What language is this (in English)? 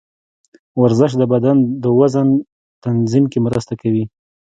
Pashto